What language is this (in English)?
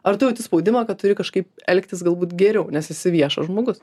Lithuanian